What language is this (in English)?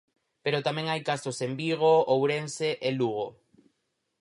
Galician